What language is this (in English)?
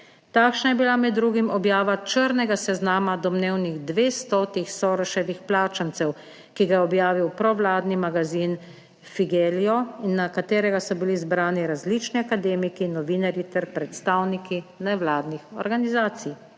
Slovenian